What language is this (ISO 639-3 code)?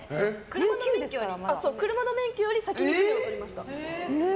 jpn